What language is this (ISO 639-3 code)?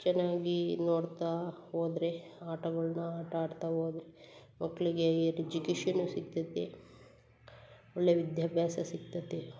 kan